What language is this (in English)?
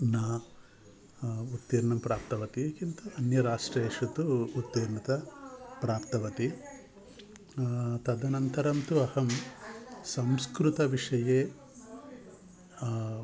Sanskrit